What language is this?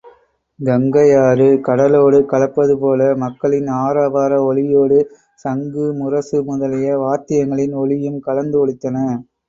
Tamil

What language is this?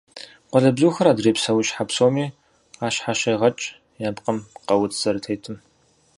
Kabardian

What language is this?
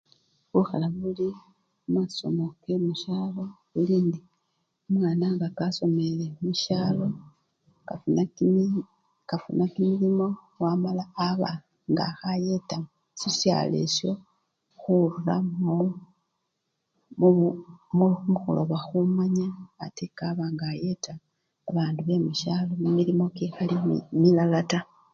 Luyia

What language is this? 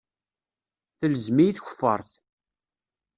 Kabyle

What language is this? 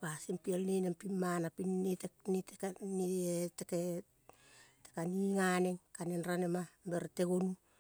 Kol (Papua New Guinea)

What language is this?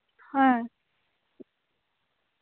Santali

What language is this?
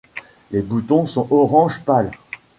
French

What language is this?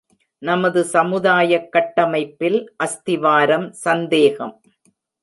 Tamil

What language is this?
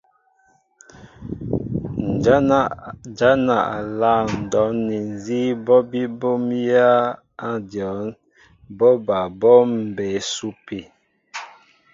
Mbo (Cameroon)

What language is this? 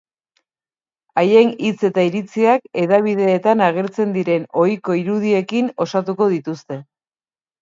Basque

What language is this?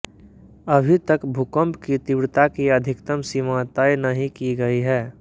Hindi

